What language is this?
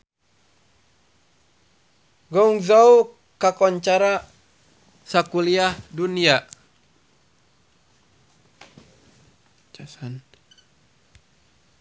Sundanese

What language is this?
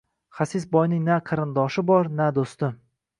Uzbek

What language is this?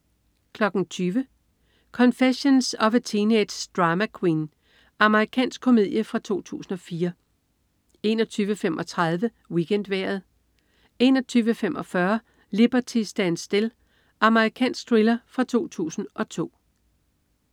Danish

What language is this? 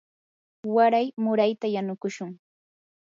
Yanahuanca Pasco Quechua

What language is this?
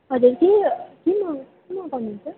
Nepali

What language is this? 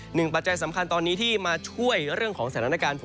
Thai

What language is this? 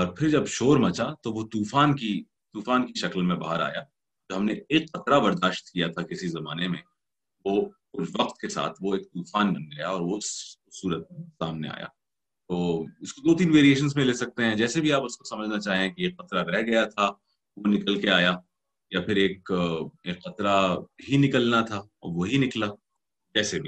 Urdu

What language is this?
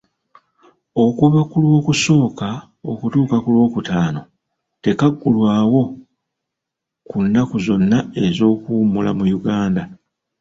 Ganda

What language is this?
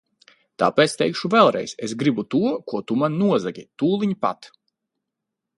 Latvian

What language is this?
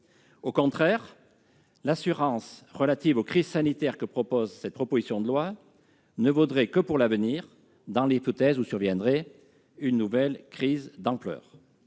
French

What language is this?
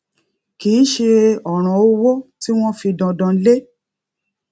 Yoruba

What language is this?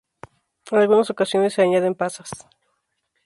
Spanish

